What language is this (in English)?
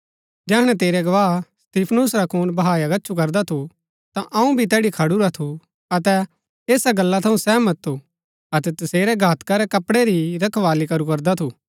Gaddi